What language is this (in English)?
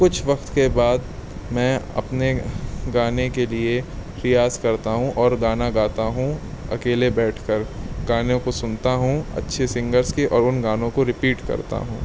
Urdu